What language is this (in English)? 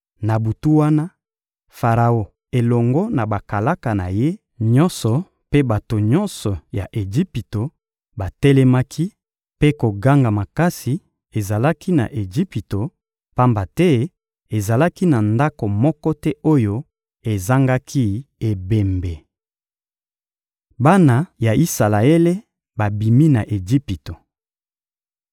Lingala